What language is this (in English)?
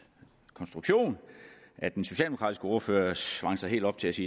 Danish